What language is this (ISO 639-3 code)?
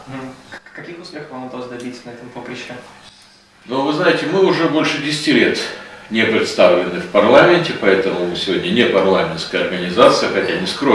rus